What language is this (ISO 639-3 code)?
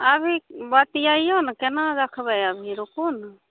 mai